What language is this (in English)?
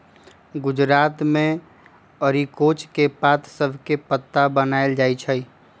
Magahi